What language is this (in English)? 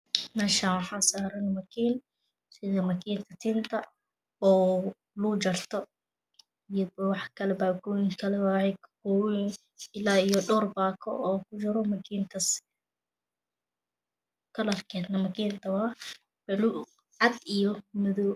Somali